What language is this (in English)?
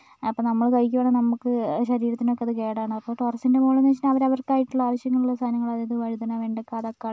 Malayalam